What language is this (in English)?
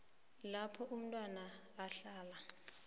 South Ndebele